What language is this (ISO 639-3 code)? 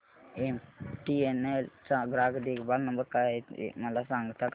mar